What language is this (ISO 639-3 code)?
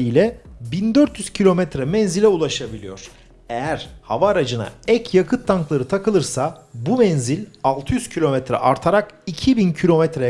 tur